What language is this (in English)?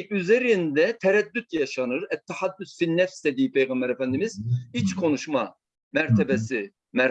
Turkish